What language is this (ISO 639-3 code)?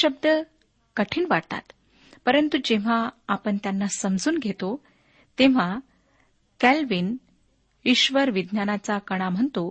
mar